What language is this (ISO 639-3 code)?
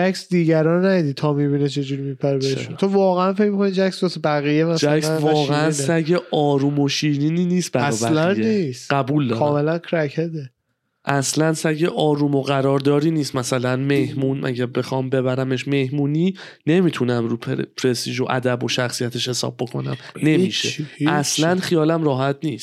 fas